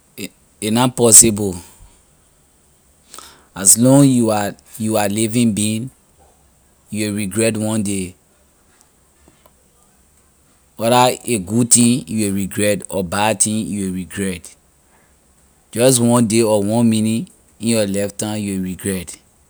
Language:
Liberian English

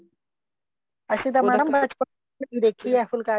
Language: Punjabi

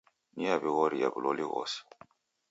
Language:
Taita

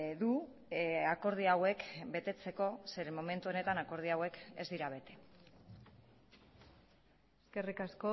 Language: Basque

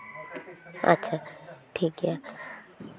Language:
Santali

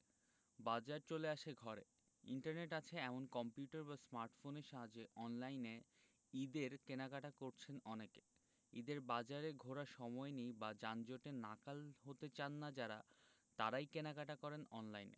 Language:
Bangla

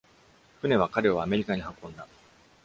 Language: Japanese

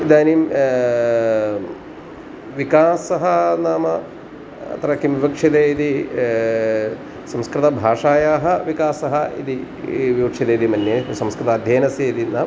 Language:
Sanskrit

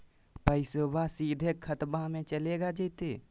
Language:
Magahi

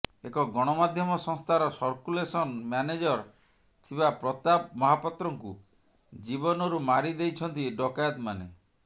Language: Odia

